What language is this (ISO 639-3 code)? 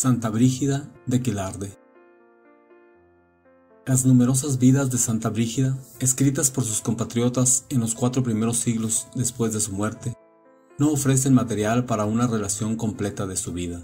spa